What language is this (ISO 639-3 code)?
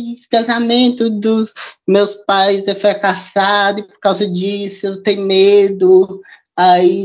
por